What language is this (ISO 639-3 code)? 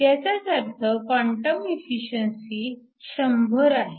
mar